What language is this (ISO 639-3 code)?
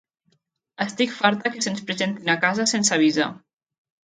cat